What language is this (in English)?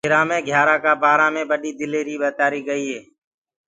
Gurgula